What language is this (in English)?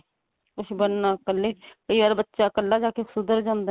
Punjabi